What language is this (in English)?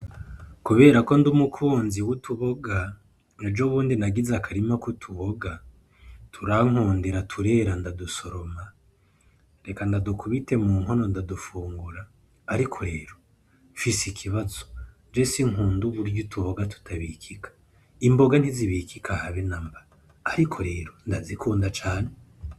Rundi